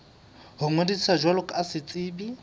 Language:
Southern Sotho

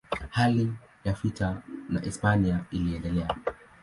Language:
Swahili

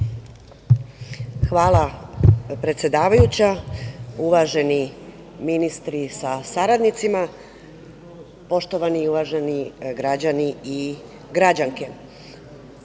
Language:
Serbian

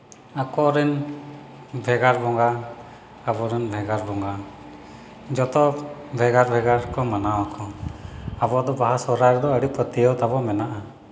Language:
Santali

